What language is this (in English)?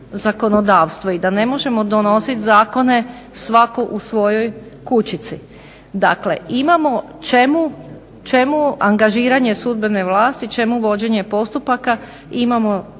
Croatian